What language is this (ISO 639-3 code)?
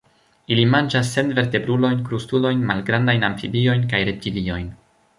epo